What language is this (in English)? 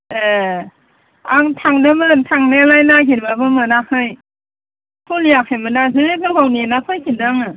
Bodo